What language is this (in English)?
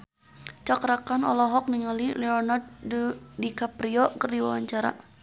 Sundanese